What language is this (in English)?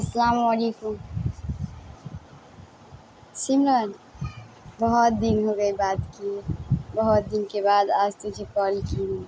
Urdu